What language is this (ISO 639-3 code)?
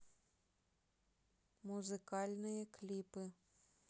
rus